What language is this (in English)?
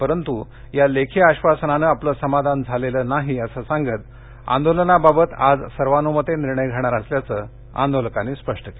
Marathi